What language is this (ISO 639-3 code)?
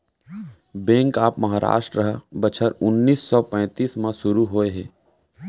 hne